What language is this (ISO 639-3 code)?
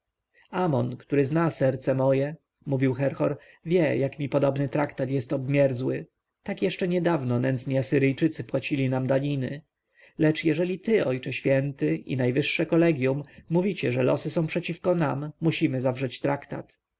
pol